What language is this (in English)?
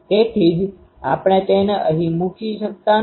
Gujarati